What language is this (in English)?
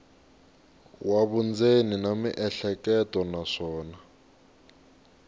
Tsonga